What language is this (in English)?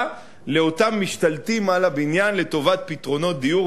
Hebrew